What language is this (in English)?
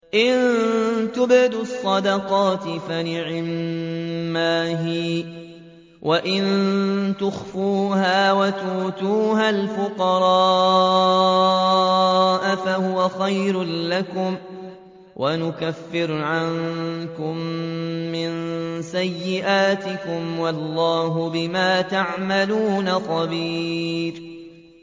Arabic